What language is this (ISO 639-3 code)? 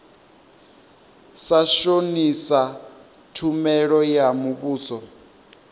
ven